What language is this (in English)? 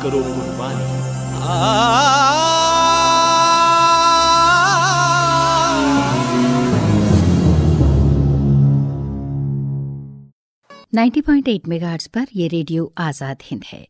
Hindi